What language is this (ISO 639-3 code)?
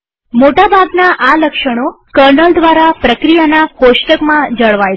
guj